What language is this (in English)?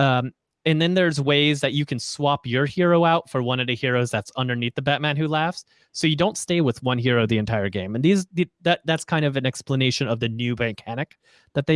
English